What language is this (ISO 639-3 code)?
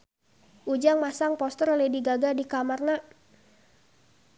sun